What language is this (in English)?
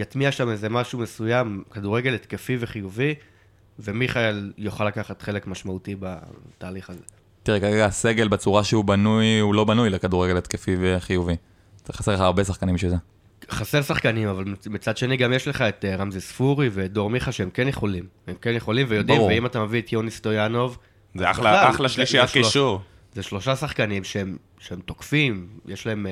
Hebrew